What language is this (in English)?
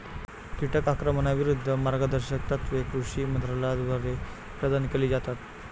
Marathi